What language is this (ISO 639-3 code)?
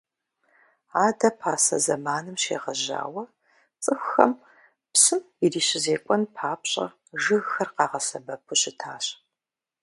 kbd